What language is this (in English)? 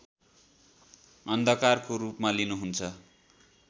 Nepali